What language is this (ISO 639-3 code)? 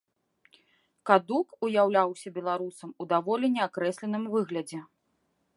bel